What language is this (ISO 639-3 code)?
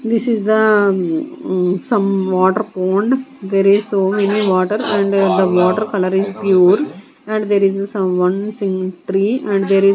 eng